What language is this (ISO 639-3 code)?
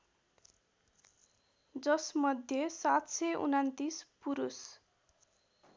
nep